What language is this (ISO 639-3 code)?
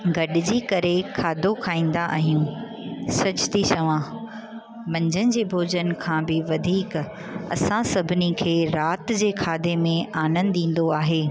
snd